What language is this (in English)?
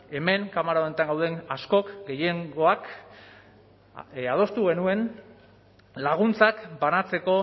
Basque